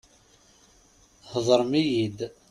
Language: Kabyle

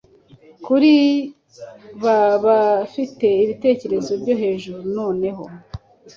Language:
Kinyarwanda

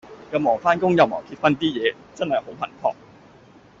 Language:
Cantonese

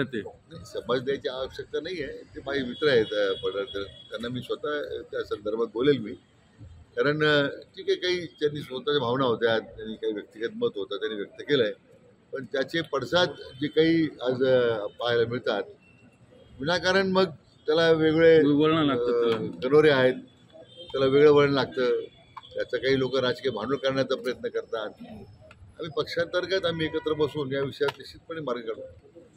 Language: Marathi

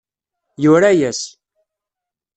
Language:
Kabyle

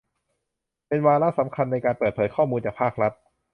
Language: Thai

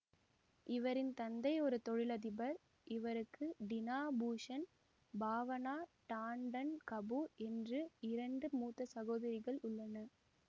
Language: Tamil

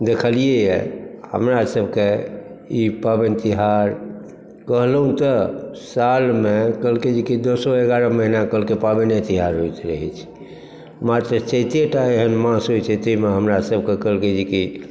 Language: Maithili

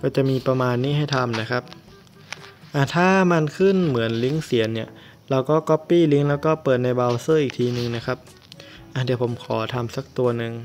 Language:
Thai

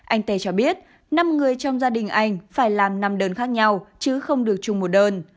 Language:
Vietnamese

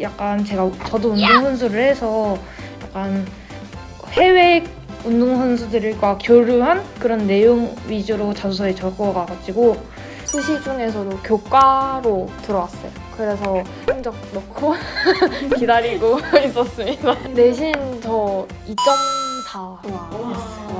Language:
Korean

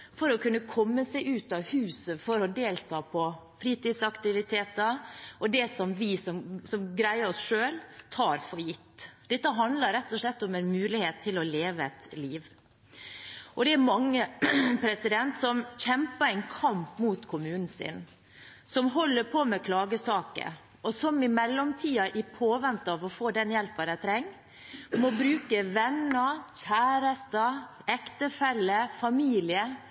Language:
Norwegian Bokmål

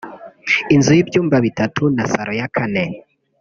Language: Kinyarwanda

